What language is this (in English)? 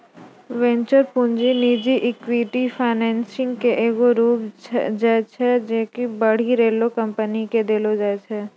Maithili